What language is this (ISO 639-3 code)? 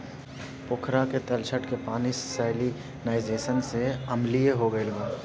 bho